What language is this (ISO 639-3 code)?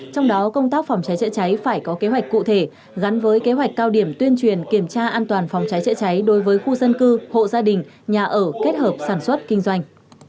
vie